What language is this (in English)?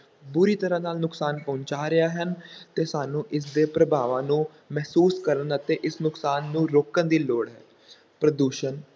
Punjabi